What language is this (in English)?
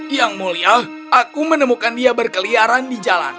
Indonesian